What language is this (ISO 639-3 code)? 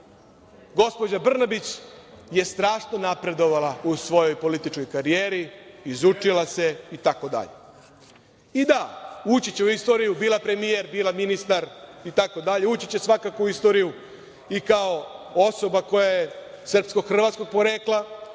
srp